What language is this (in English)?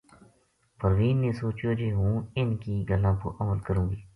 Gujari